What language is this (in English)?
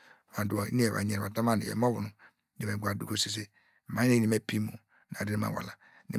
Degema